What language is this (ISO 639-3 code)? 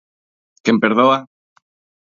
glg